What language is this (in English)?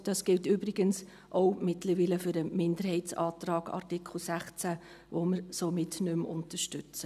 Swiss German